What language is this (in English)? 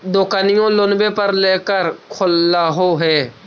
Magahi